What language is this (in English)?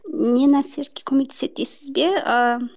Kazakh